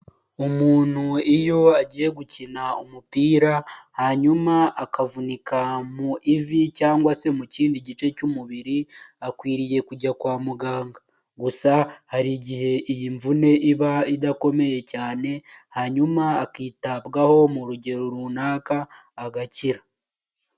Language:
Kinyarwanda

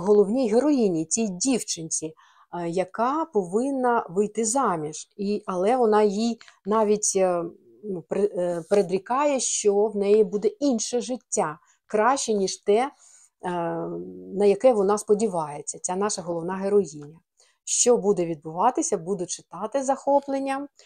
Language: Ukrainian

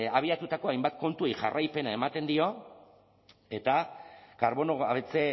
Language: Basque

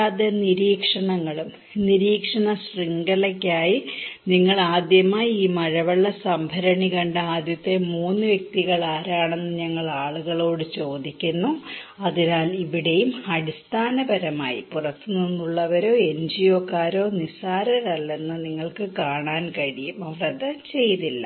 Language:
Malayalam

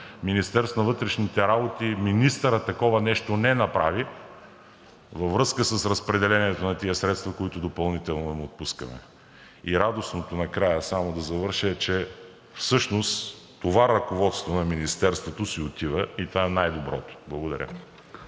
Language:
Bulgarian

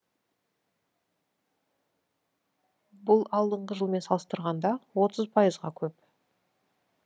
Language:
Kazakh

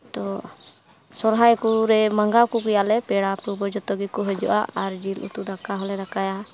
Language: Santali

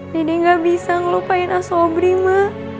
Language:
Indonesian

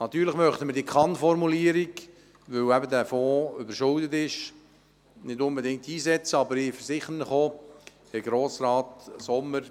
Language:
Swiss German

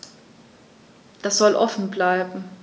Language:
German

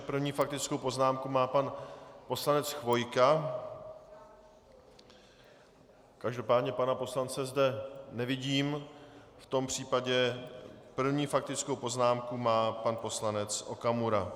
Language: Czech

